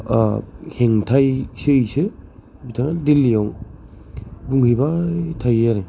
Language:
Bodo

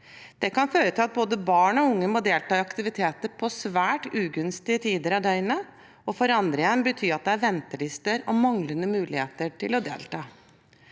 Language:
Norwegian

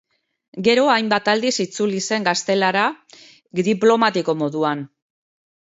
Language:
Basque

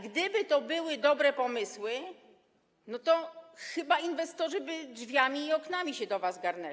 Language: Polish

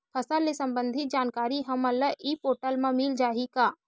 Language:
Chhattisgarhi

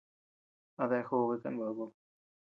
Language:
Tepeuxila Cuicatec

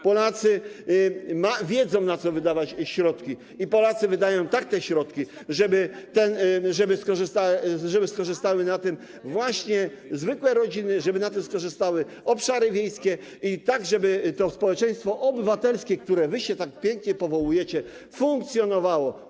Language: Polish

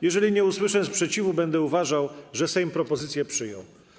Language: Polish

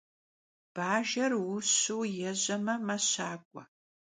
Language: Kabardian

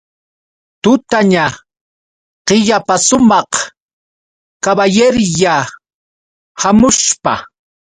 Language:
Yauyos Quechua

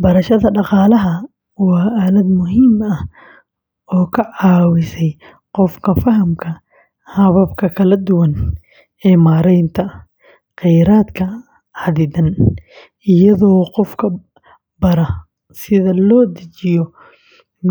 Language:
Somali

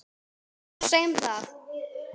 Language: Icelandic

